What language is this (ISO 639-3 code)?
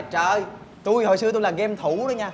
vie